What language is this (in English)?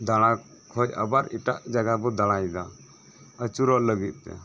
Santali